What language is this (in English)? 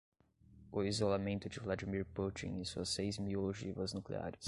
Portuguese